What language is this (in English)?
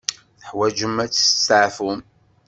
Kabyle